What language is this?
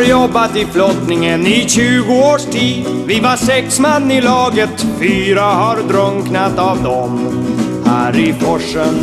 Swedish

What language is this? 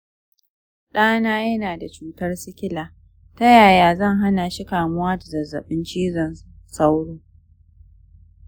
Hausa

